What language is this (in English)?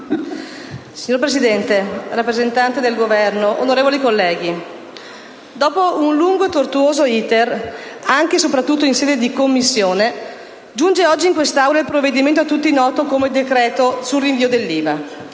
Italian